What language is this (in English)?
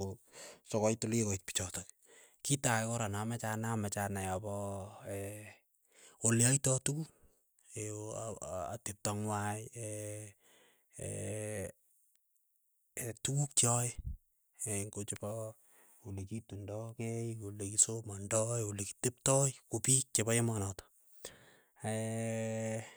Keiyo